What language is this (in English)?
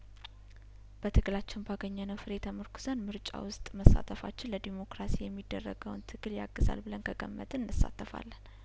Amharic